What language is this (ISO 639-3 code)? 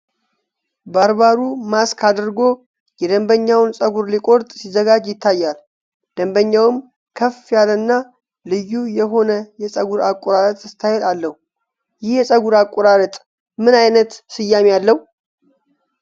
amh